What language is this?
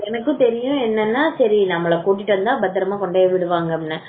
Tamil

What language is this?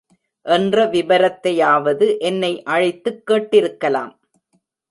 Tamil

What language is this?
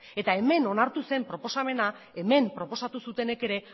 Basque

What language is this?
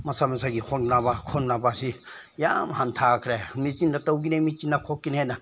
Manipuri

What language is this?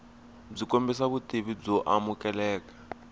Tsonga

